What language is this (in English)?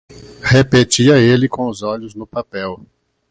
Portuguese